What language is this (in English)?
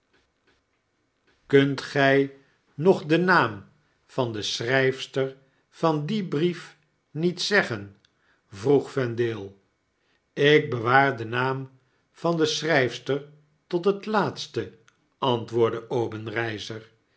Dutch